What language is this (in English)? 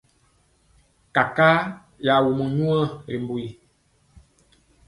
Mpiemo